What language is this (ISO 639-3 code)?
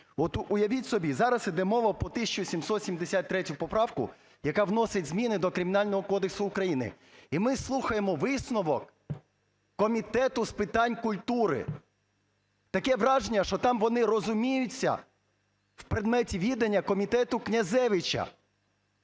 ukr